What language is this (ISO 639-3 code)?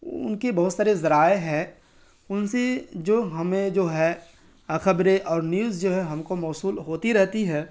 urd